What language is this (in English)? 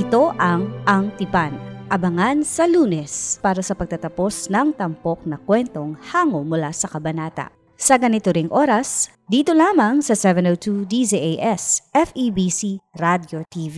Filipino